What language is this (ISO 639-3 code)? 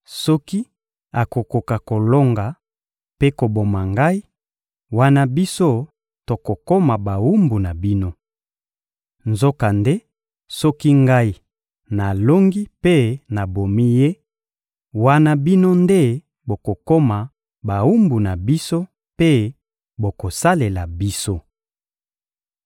lin